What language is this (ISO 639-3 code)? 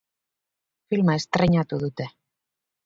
eus